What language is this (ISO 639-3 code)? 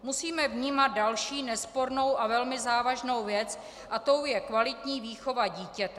ces